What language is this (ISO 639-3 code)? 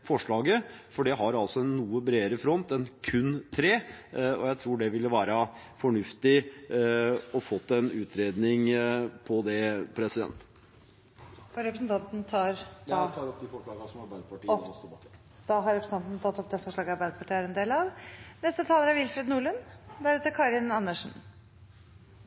nor